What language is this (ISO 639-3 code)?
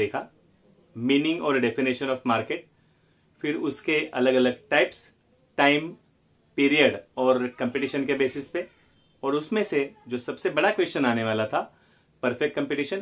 hin